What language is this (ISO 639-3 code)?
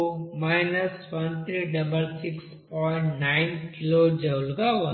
tel